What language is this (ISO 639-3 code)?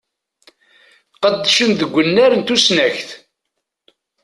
kab